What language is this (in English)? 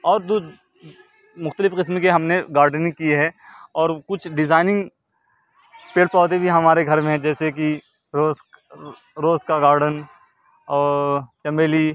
Urdu